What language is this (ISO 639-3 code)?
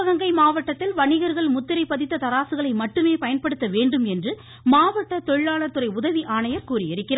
tam